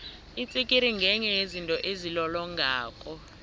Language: South Ndebele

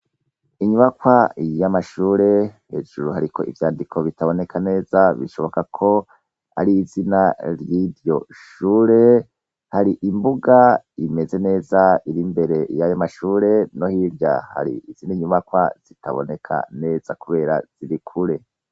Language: Rundi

